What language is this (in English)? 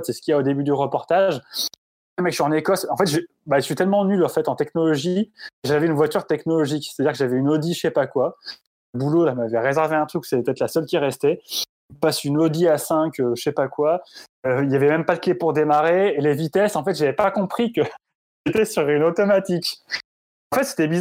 French